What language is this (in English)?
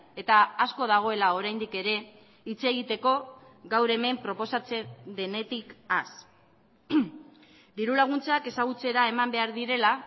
Basque